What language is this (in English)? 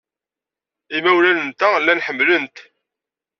Kabyle